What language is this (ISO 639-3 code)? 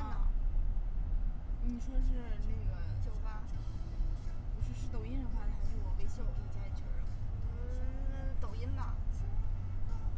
zho